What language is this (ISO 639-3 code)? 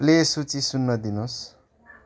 nep